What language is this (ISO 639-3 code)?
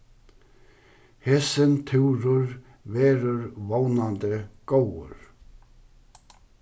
fao